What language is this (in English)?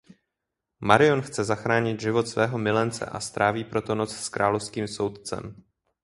Czech